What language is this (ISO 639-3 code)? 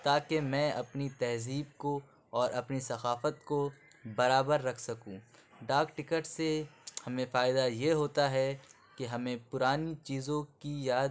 urd